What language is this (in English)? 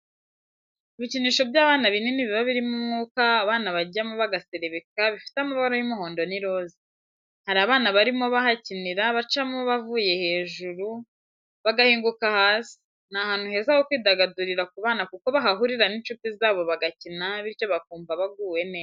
Kinyarwanda